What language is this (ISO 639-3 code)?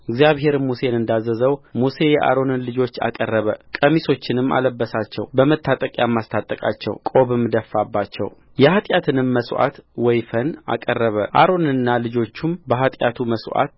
amh